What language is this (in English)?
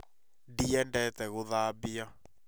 Kikuyu